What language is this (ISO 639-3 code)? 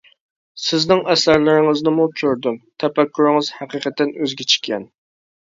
uig